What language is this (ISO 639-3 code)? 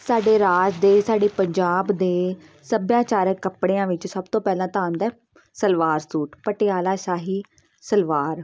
pan